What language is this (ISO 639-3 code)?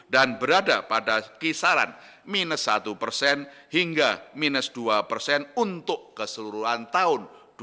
ind